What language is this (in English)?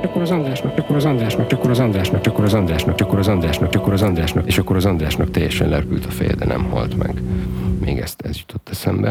Hungarian